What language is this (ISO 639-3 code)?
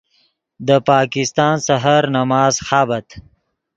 ydg